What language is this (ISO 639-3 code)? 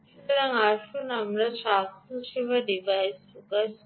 ben